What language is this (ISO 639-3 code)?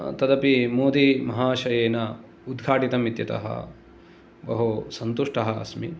san